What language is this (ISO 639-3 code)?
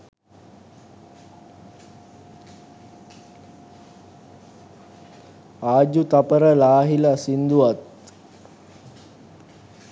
sin